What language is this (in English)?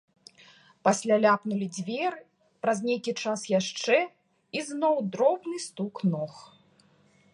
Belarusian